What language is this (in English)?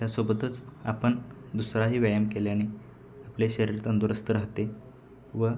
Marathi